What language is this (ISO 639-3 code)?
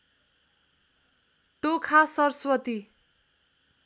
nep